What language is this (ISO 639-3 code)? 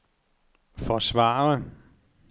dan